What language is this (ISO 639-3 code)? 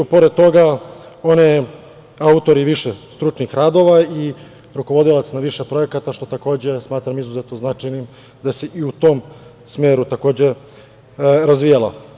srp